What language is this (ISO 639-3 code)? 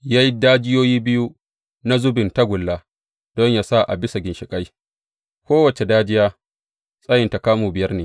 hau